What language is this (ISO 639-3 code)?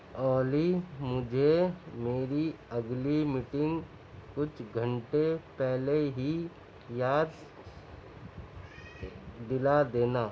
urd